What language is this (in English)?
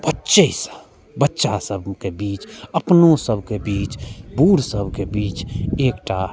Maithili